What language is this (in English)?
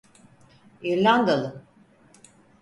Turkish